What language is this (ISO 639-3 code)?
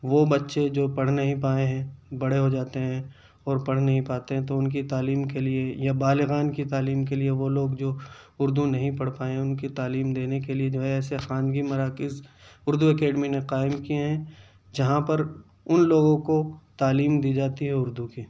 urd